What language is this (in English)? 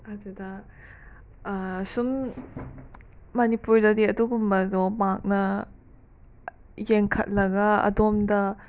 Manipuri